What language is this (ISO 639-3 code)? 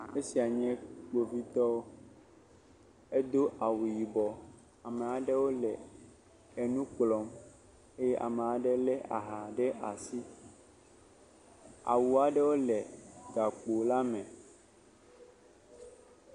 ewe